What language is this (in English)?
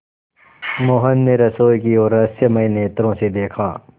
Hindi